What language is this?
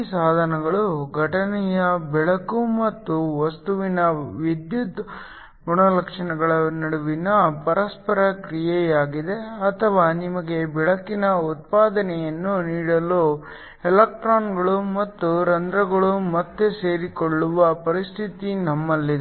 Kannada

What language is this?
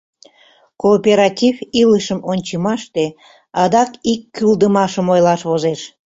Mari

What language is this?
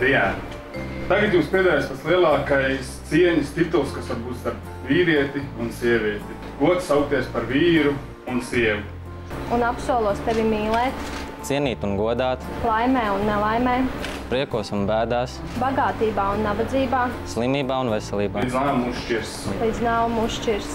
Latvian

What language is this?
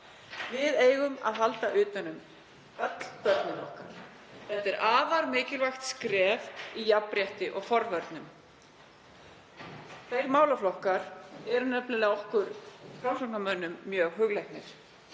Icelandic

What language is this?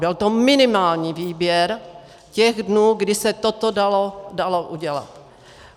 Czech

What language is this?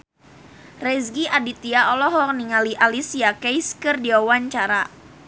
Sundanese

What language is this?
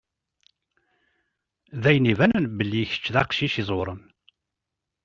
Kabyle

